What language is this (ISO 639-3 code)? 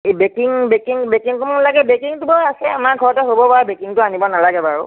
asm